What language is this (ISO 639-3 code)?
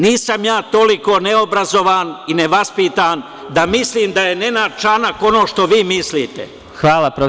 srp